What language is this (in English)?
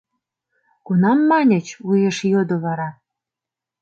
Mari